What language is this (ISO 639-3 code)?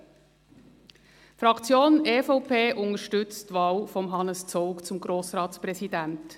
gsw